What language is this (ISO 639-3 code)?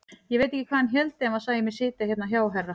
isl